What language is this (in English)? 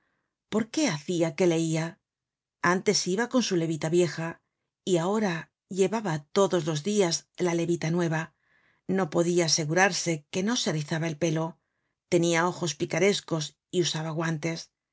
Spanish